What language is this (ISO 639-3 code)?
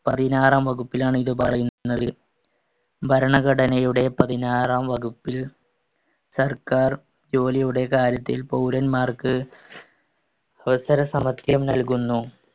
mal